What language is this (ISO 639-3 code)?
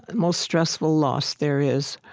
eng